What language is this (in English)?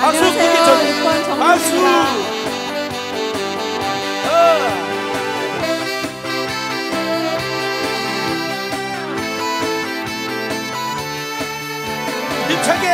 Romanian